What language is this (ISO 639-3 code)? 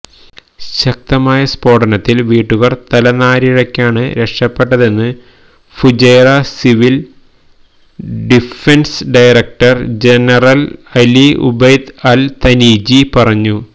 mal